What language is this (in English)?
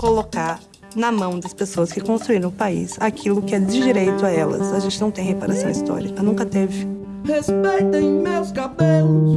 Portuguese